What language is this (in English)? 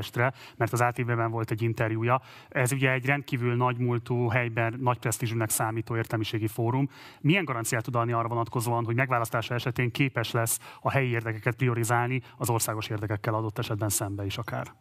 Hungarian